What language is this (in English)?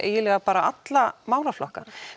Icelandic